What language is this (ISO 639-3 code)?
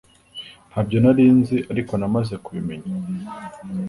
kin